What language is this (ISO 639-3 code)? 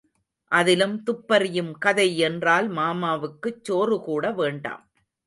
tam